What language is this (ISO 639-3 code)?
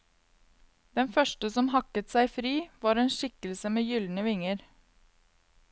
nor